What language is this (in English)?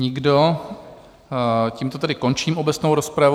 Czech